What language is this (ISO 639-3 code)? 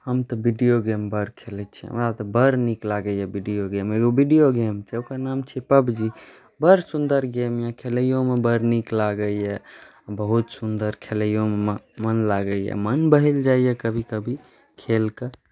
mai